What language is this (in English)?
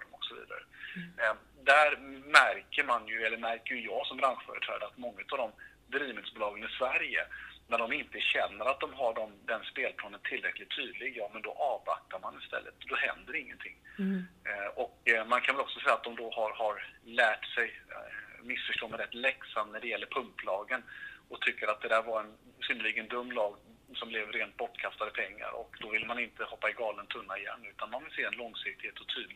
Swedish